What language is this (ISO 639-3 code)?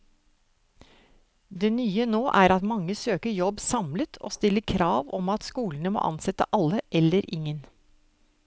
nor